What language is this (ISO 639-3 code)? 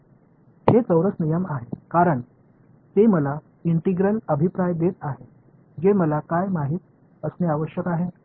mar